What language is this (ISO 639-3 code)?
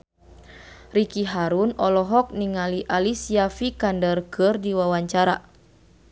sun